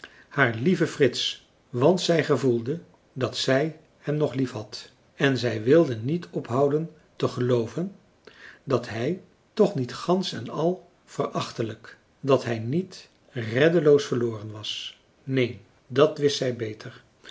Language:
Dutch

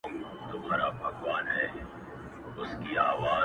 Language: Pashto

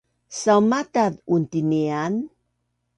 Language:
Bunun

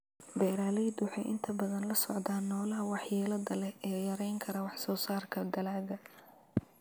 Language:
Somali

